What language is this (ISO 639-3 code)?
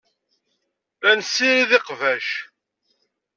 kab